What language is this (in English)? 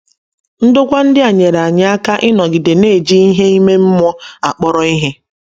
Igbo